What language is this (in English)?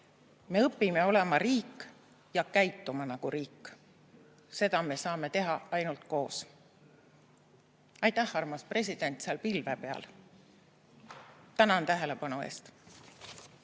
Estonian